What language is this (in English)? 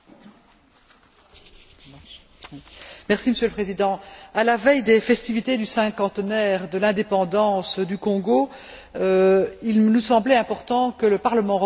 French